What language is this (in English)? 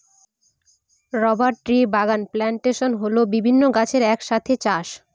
Bangla